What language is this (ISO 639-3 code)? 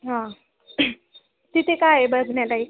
mar